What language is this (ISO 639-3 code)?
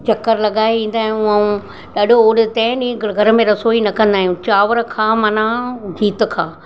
snd